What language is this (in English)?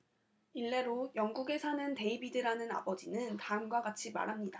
Korean